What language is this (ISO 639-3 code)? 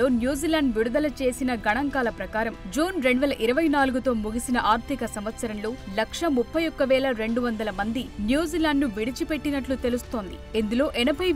tel